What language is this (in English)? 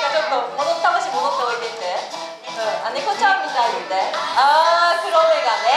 Japanese